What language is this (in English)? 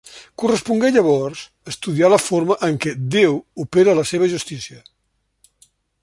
Catalan